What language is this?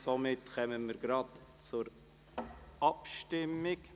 Swiss German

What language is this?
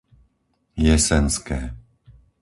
Slovak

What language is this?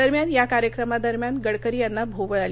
Marathi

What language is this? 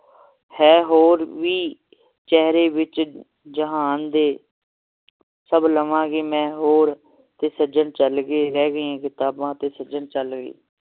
Punjabi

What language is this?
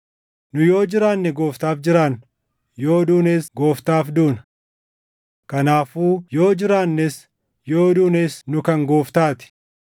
Oromo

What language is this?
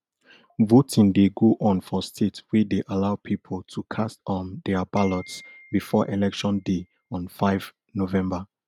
Nigerian Pidgin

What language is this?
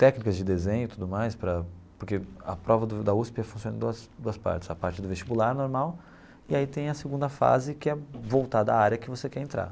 Portuguese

